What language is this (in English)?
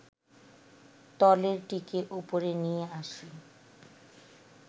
Bangla